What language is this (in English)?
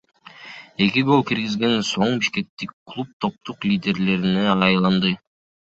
Kyrgyz